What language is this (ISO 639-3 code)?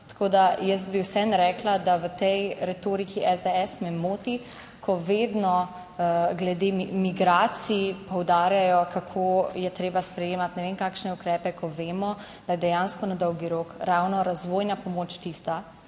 slv